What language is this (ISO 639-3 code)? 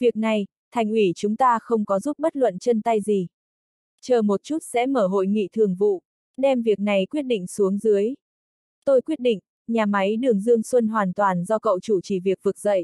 vie